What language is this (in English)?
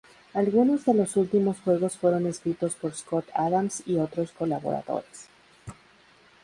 Spanish